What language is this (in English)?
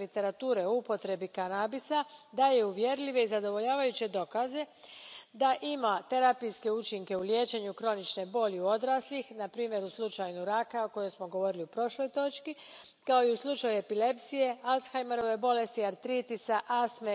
Croatian